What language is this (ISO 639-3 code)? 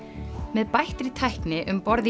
isl